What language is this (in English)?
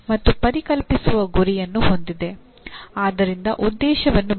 Kannada